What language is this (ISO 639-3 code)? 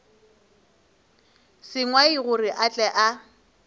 nso